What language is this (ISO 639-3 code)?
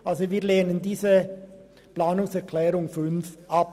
gsw